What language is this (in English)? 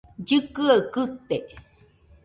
Nüpode Huitoto